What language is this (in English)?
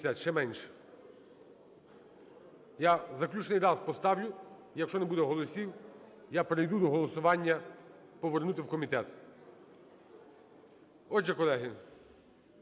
Ukrainian